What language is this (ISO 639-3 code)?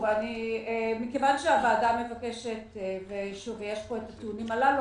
heb